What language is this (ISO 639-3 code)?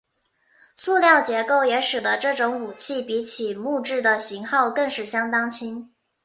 zho